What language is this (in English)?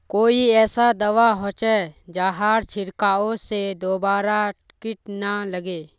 Magahi